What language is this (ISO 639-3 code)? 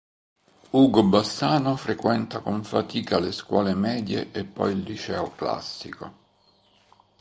ita